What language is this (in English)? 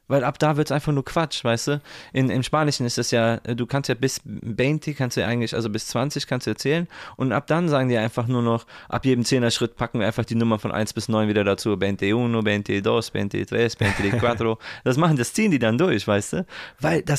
German